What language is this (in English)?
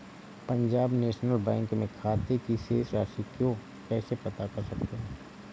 Hindi